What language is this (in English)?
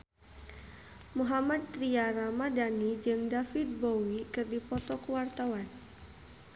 Sundanese